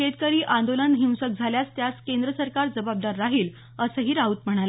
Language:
Marathi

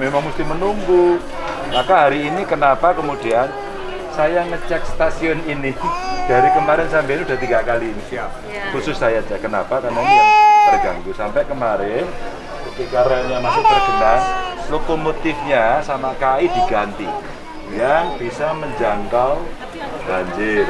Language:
Indonesian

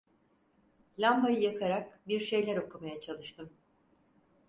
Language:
Turkish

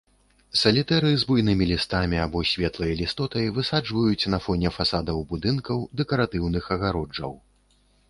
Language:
Belarusian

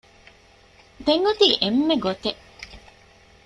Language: Divehi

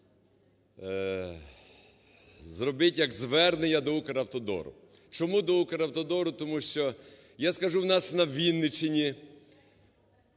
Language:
Ukrainian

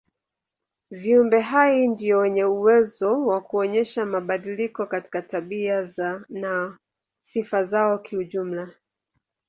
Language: Swahili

